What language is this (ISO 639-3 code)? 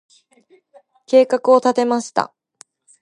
jpn